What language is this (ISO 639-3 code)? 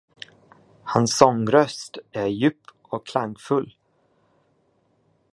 swe